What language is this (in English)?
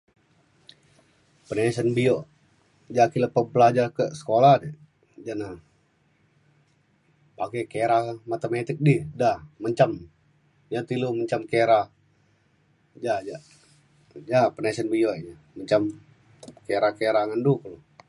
Mainstream Kenyah